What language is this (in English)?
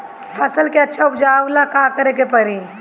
Bhojpuri